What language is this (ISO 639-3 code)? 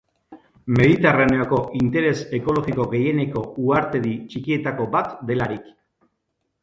eus